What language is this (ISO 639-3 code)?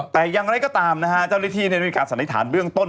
tha